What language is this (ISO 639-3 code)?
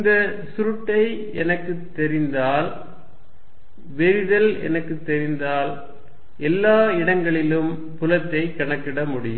tam